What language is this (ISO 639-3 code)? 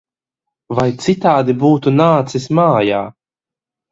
lav